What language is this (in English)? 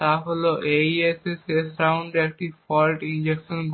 Bangla